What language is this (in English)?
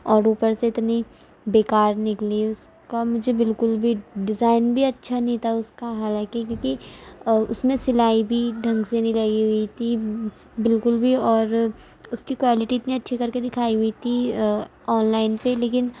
Urdu